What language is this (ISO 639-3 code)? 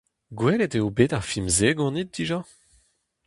bre